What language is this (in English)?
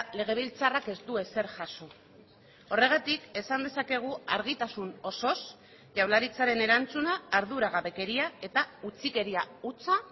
Basque